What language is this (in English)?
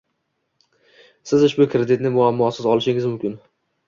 Uzbek